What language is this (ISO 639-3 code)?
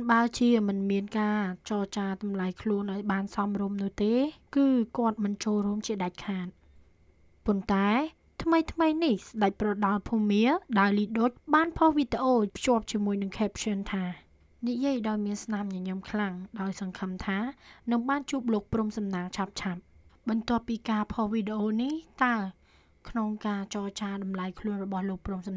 tha